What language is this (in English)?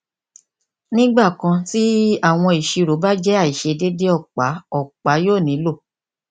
Yoruba